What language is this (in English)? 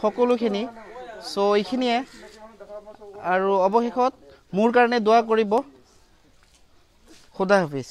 Indonesian